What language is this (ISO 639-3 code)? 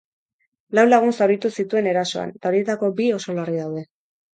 eus